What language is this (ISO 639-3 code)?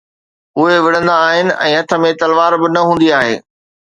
snd